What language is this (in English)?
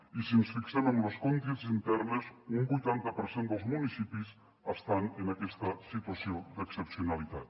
Catalan